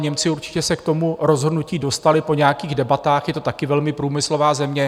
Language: Czech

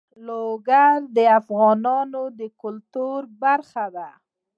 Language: Pashto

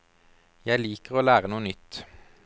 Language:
Norwegian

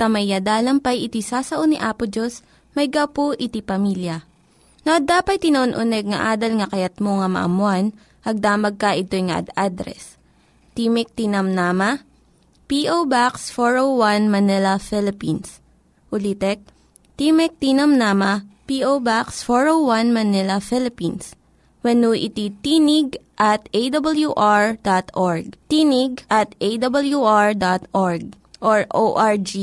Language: Filipino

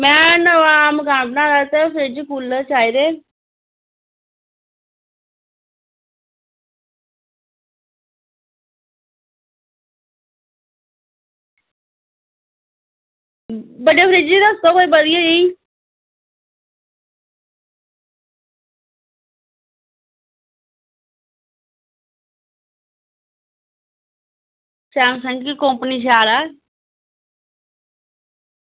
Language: Dogri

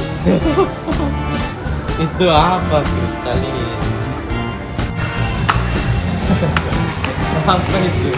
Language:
Indonesian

